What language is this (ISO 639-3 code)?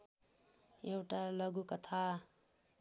nep